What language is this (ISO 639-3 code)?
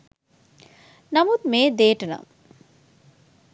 sin